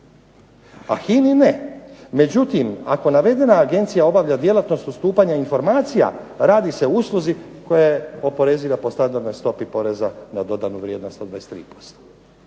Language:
Croatian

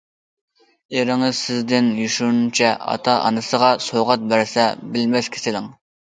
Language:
Uyghur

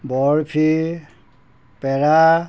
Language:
Assamese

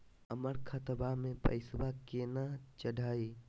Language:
Magahi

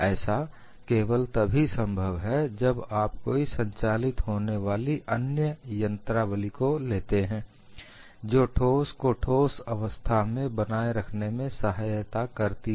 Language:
Hindi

